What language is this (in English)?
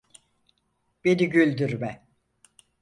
Turkish